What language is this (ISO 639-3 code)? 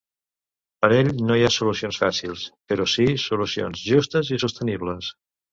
cat